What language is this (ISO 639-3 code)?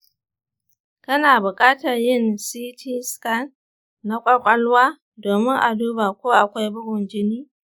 hau